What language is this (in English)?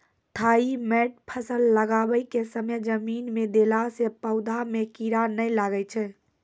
Maithili